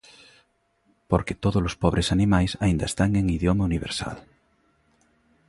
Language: Galician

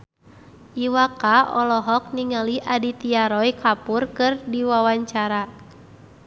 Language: Sundanese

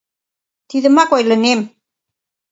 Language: Mari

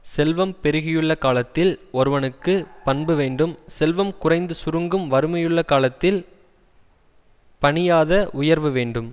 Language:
Tamil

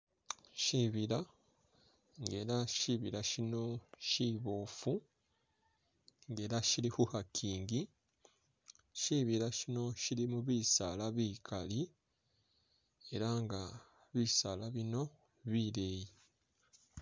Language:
Masaaba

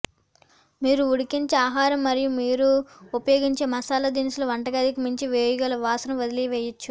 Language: Telugu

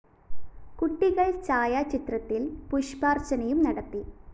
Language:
Malayalam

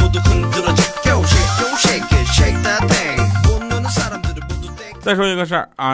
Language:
Chinese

